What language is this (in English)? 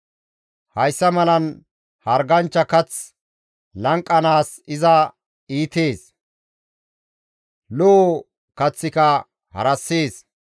Gamo